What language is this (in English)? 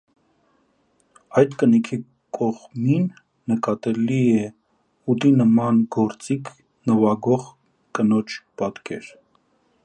Armenian